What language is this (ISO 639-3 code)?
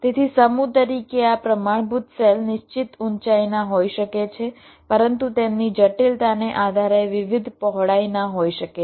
guj